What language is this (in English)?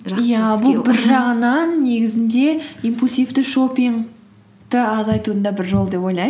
Kazakh